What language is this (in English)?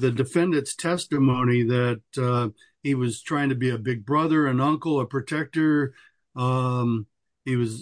English